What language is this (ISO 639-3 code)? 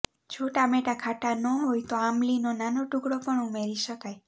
guj